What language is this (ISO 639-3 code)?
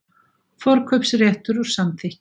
isl